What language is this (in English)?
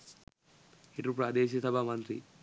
Sinhala